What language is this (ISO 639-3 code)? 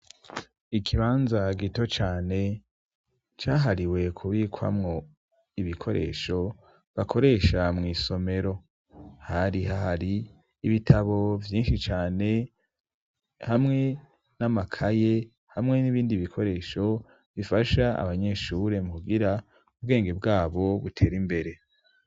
run